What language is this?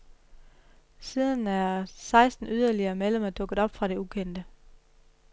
Danish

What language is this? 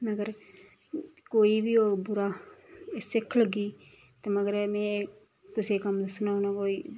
Dogri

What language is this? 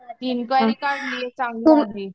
Marathi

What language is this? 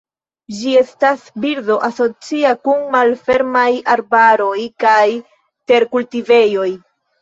Esperanto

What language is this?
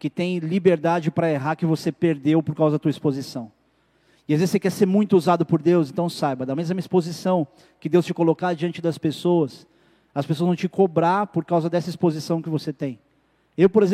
Portuguese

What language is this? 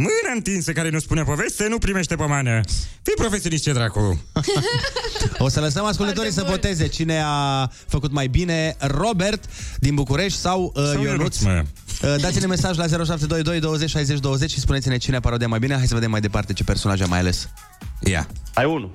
Romanian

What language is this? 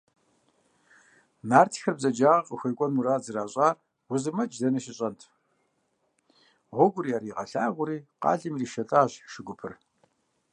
Kabardian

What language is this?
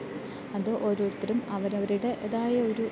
Malayalam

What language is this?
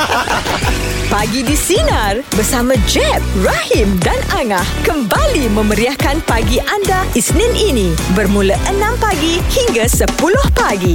Malay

